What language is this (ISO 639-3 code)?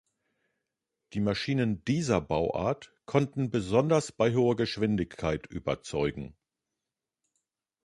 deu